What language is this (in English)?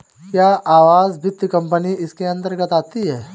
Hindi